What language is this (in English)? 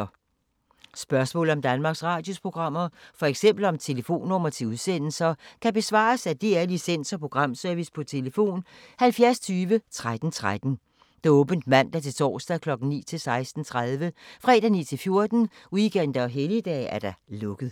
Danish